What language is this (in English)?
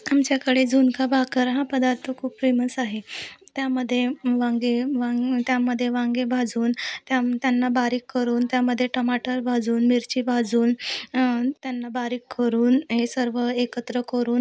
Marathi